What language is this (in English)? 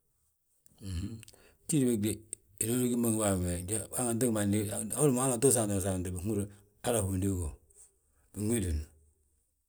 Balanta-Ganja